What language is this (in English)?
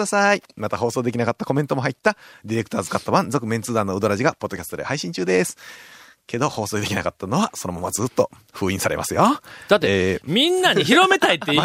Japanese